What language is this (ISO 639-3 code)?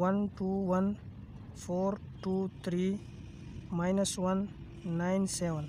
hin